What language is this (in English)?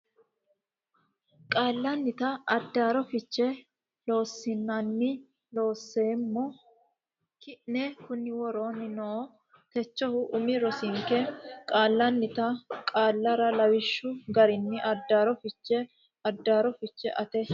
Sidamo